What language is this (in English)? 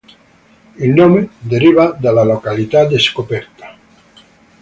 Italian